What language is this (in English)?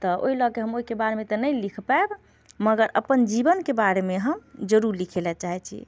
Maithili